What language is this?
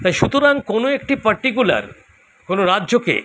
Bangla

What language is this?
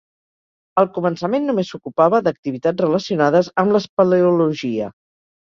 Catalan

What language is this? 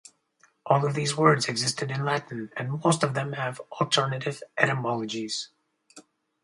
English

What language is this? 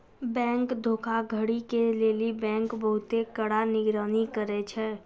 Maithili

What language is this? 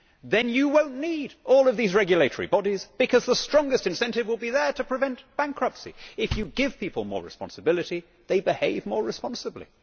English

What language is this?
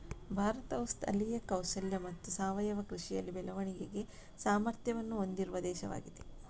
Kannada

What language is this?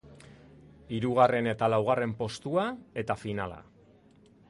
Basque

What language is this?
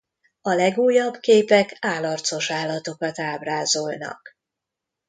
Hungarian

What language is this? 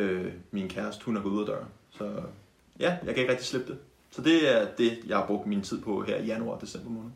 Danish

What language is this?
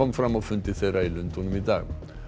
Icelandic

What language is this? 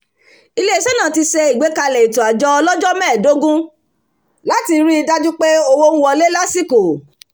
Yoruba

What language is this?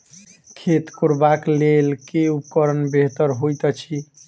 Maithili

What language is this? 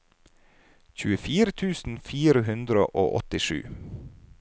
Norwegian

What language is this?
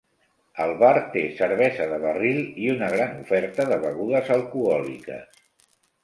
Catalan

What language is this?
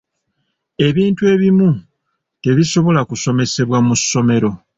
Ganda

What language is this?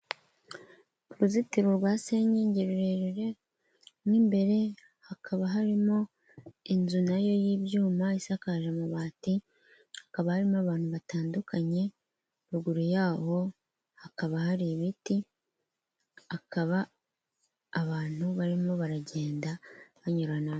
Kinyarwanda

